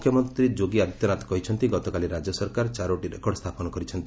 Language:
Odia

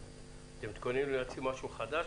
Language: Hebrew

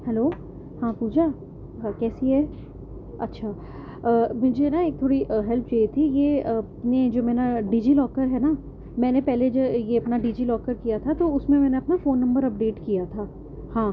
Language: Urdu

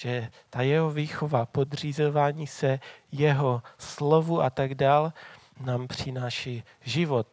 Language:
Czech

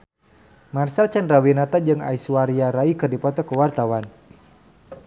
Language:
Sundanese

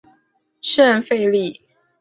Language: Chinese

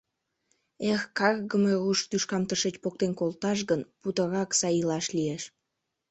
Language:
Mari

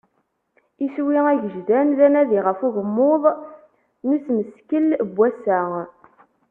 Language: Kabyle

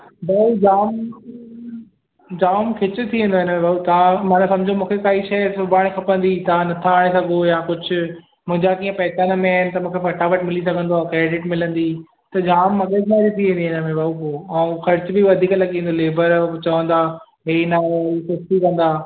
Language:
Sindhi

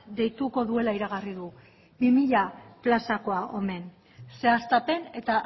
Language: Basque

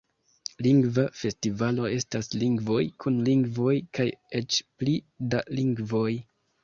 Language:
Esperanto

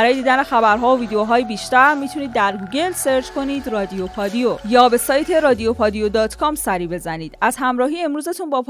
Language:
Persian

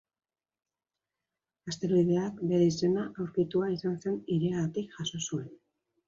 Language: Basque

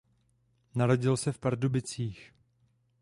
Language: Czech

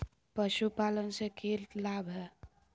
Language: Magahi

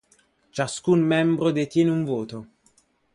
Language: Italian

